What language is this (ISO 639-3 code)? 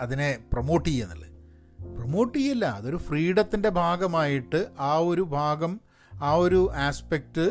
mal